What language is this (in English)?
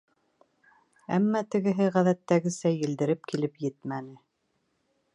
Bashkir